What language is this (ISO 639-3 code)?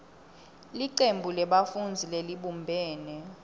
ssw